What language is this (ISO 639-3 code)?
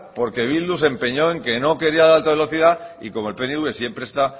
spa